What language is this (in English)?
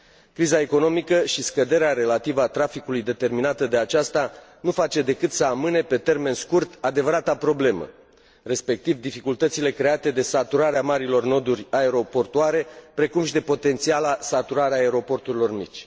Romanian